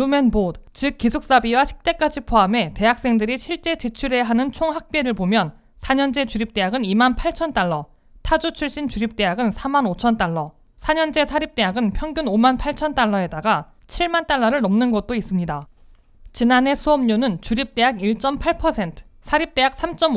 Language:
Korean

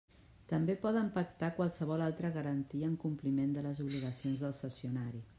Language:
Catalan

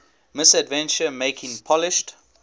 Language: English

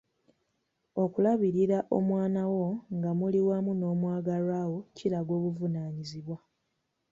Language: Ganda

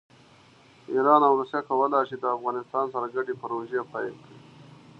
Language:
Pashto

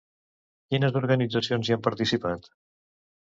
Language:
Catalan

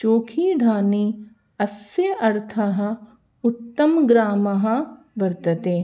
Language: Sanskrit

